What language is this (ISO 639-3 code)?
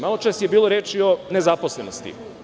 srp